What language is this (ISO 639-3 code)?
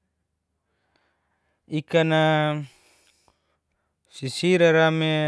ges